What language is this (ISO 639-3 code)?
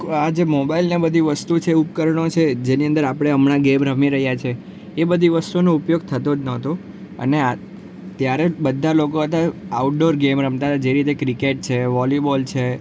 guj